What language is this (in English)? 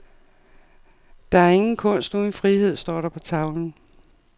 Danish